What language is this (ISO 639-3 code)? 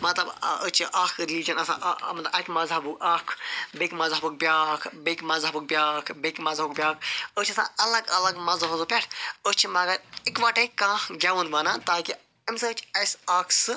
kas